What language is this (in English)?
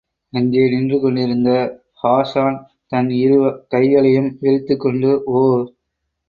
Tamil